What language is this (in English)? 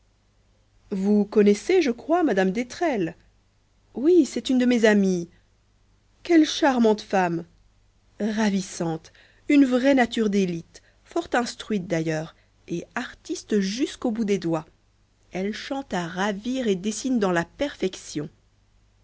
French